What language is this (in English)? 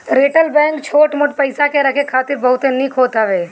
Bhojpuri